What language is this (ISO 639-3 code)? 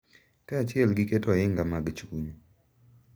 luo